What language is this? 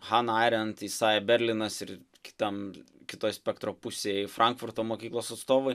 Lithuanian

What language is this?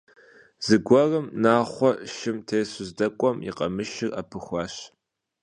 Kabardian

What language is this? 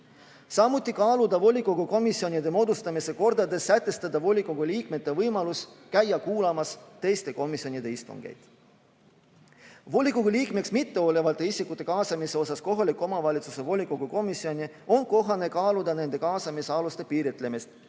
Estonian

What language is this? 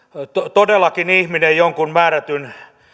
Finnish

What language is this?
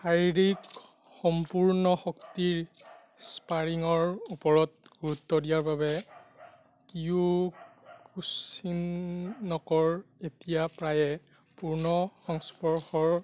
Assamese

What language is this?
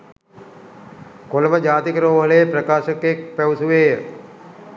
Sinhala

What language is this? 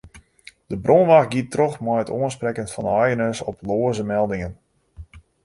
Western Frisian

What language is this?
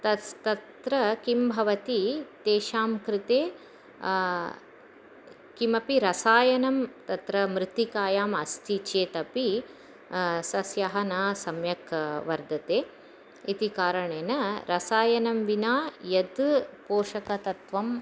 Sanskrit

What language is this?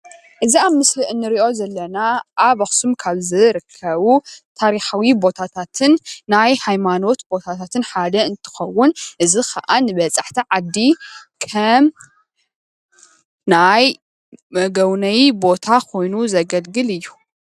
Tigrinya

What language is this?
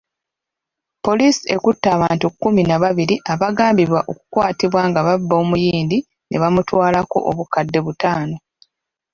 Ganda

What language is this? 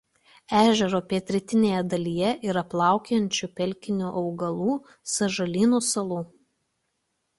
Lithuanian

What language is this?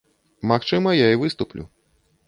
Belarusian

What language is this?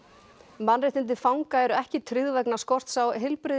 Icelandic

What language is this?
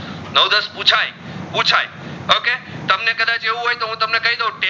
Gujarati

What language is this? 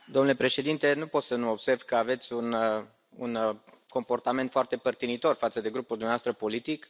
Romanian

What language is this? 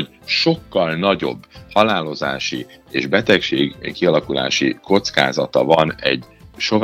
Hungarian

